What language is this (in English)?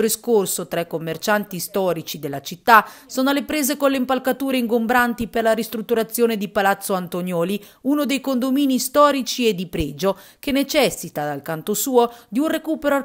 Italian